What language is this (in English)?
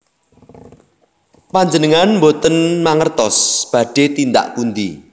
Javanese